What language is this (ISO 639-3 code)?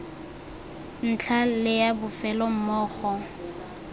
tsn